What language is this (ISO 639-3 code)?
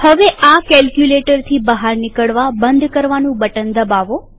guj